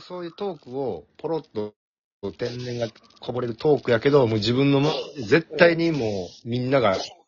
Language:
Japanese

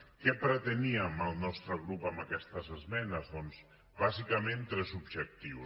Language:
Catalan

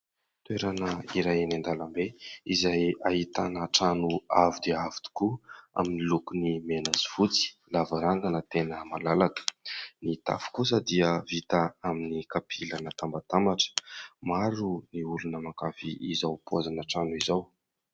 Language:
Malagasy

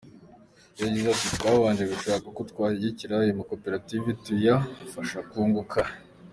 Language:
Kinyarwanda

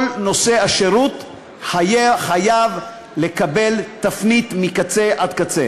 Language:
Hebrew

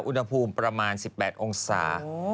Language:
Thai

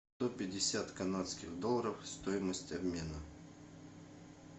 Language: Russian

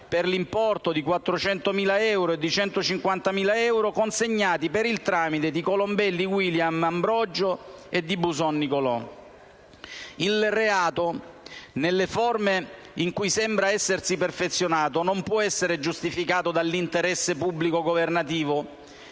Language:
Italian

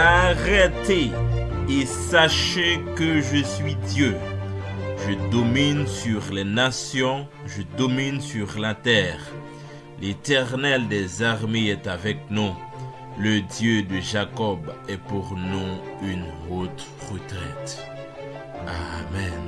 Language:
French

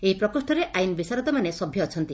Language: Odia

